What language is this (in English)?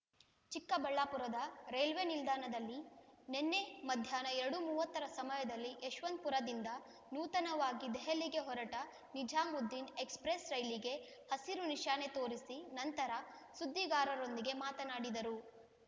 Kannada